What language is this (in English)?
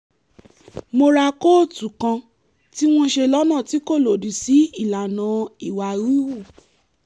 Yoruba